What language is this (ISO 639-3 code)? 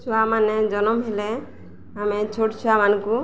ori